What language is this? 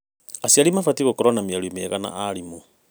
Kikuyu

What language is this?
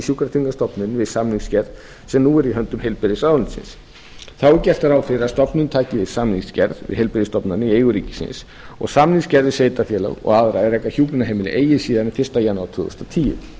Icelandic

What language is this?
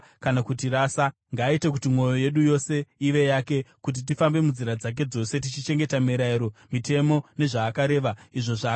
Shona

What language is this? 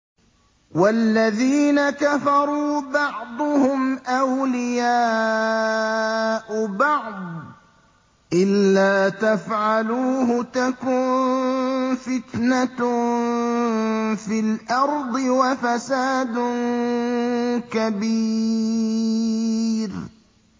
Arabic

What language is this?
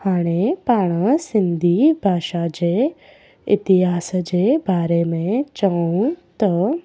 Sindhi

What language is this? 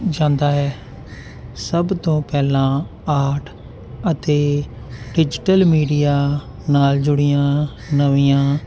Punjabi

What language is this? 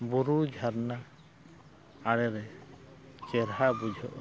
Santali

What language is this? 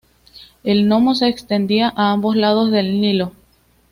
Spanish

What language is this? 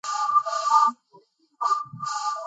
Georgian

